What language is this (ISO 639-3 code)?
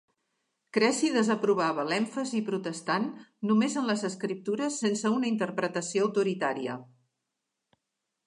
cat